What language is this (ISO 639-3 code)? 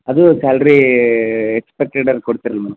kan